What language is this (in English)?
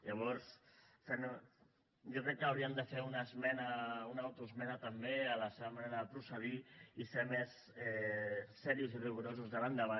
Catalan